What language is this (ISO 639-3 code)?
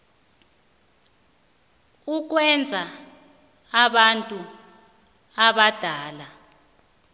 nbl